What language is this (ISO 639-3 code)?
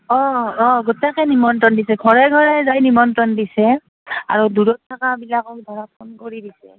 asm